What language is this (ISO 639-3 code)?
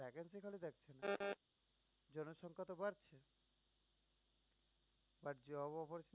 ben